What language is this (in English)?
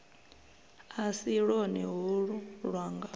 Venda